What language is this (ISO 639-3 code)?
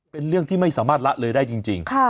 tha